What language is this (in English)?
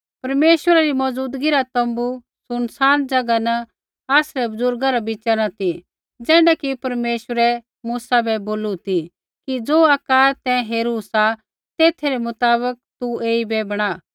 Kullu Pahari